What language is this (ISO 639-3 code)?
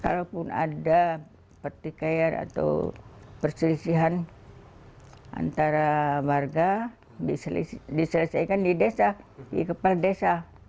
ind